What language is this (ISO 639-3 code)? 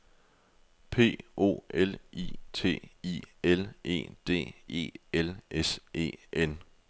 dan